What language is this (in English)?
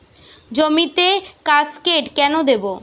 Bangla